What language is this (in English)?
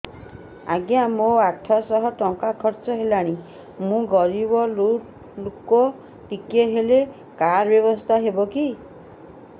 Odia